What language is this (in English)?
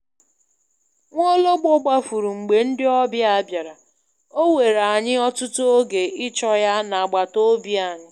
Igbo